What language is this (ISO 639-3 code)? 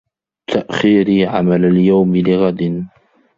ara